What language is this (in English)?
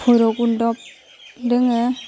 Bodo